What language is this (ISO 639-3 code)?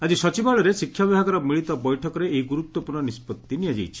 ori